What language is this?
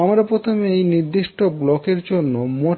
Bangla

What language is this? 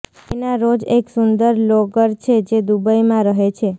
Gujarati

